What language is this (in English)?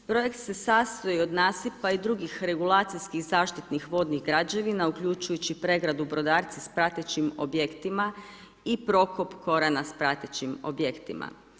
Croatian